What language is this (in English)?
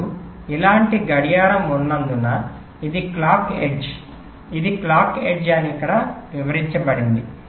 Telugu